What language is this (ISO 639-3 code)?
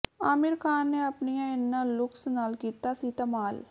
pan